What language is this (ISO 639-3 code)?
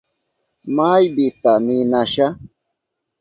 qup